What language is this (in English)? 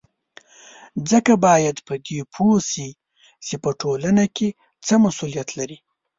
Pashto